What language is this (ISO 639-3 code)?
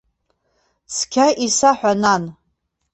abk